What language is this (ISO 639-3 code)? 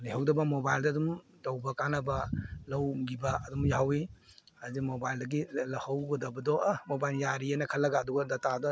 mni